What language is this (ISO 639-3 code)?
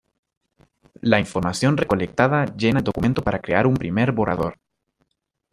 spa